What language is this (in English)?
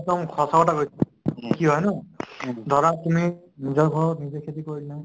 Assamese